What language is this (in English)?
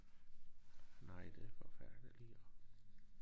Danish